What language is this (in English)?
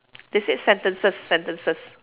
English